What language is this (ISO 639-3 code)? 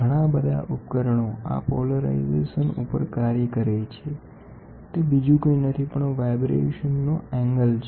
guj